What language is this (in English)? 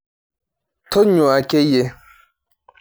Masai